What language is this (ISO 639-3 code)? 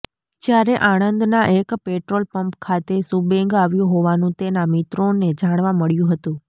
guj